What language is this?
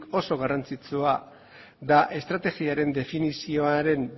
Basque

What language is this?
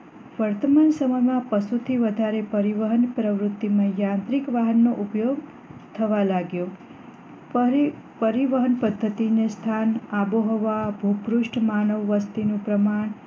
Gujarati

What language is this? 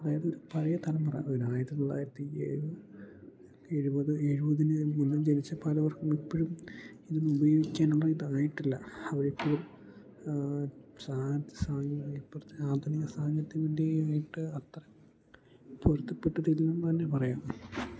Malayalam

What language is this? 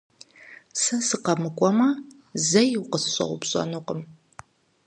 Kabardian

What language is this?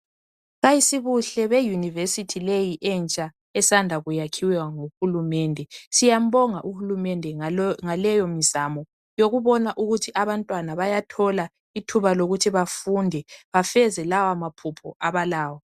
North Ndebele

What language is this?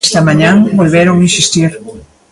Galician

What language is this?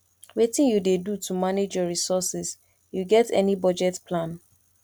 Nigerian Pidgin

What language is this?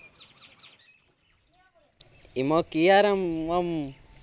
Gujarati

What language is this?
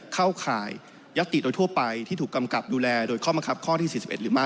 Thai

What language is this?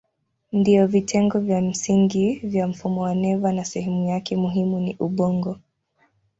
Swahili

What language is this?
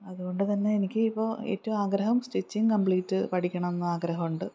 Malayalam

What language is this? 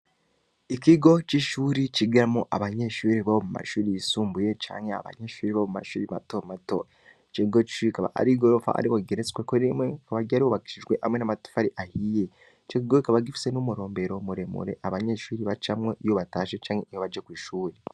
Rundi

